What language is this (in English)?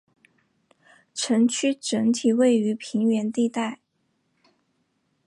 Chinese